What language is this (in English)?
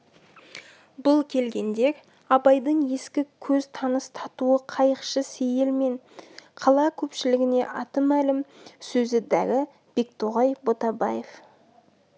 Kazakh